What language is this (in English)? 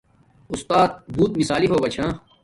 Domaaki